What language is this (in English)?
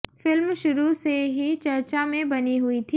Hindi